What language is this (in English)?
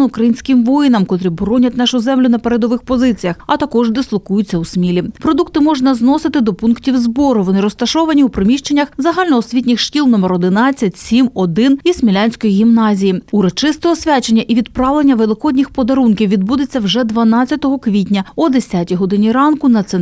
Ukrainian